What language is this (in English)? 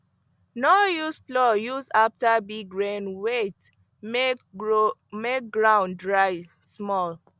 Nigerian Pidgin